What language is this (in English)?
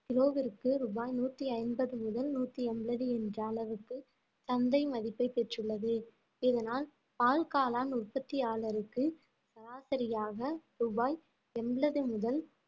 Tamil